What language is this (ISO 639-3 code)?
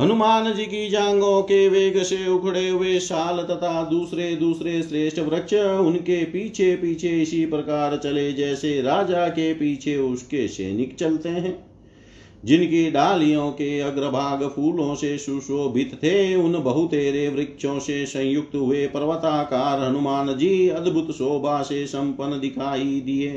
hin